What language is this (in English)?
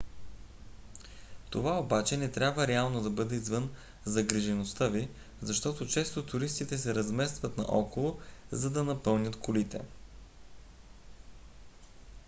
Bulgarian